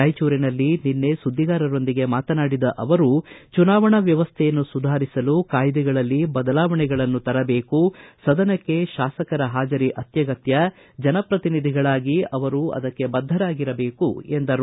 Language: Kannada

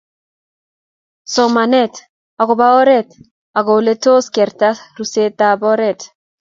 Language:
Kalenjin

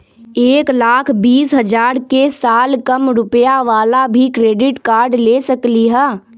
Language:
Magahi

